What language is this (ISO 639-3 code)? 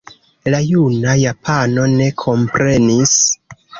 epo